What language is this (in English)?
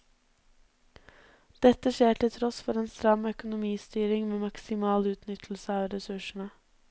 Norwegian